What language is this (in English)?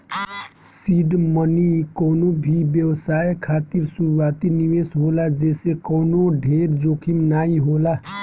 Bhojpuri